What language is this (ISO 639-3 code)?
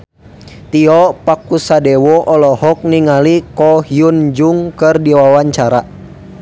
sun